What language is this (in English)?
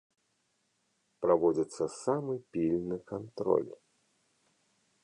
Belarusian